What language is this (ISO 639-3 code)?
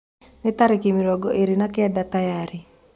kik